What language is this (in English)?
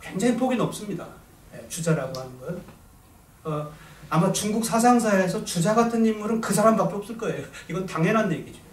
Korean